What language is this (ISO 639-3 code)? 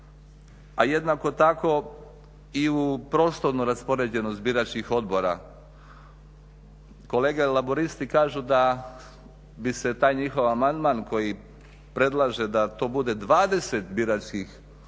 hrv